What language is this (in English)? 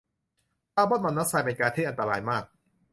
Thai